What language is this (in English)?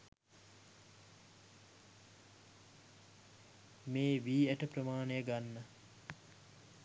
Sinhala